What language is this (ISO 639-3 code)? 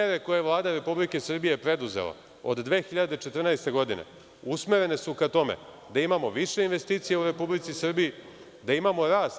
srp